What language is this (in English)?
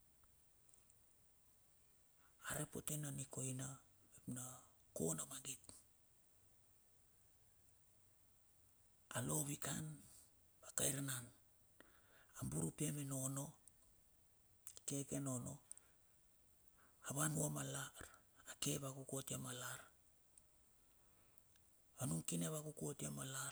Bilur